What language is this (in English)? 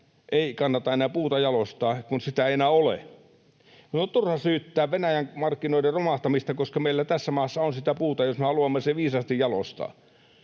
Finnish